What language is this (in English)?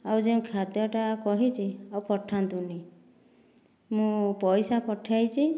Odia